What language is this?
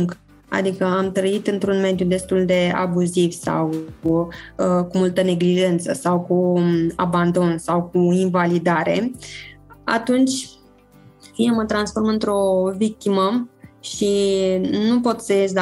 Romanian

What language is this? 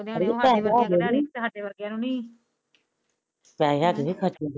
Punjabi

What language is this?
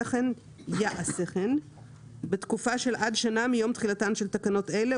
Hebrew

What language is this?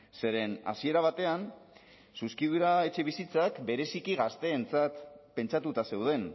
Basque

